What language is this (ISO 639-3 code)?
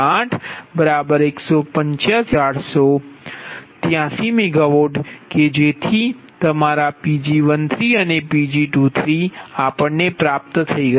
guj